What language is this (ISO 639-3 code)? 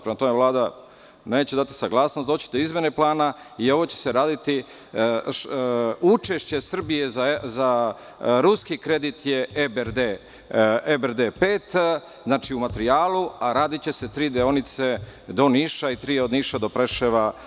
srp